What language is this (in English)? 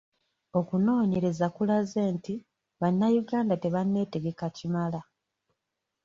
Ganda